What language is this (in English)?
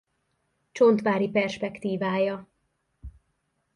Hungarian